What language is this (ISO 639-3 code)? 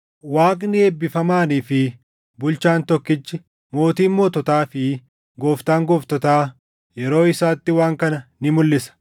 orm